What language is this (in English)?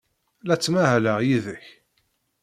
Kabyle